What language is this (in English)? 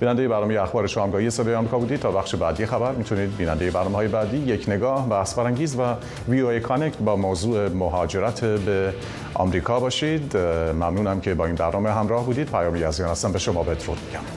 Persian